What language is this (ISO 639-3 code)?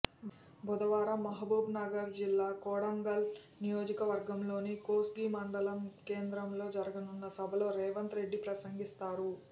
tel